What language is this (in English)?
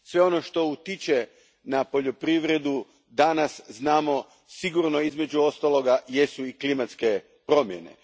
Croatian